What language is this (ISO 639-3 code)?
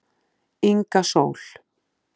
isl